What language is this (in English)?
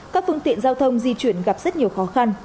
Vietnamese